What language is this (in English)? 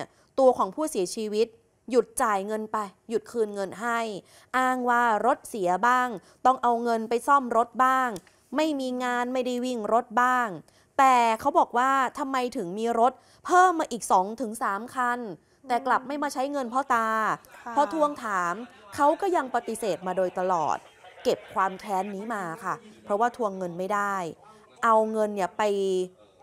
Thai